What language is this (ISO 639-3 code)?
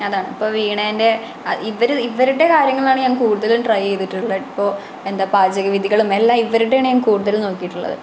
mal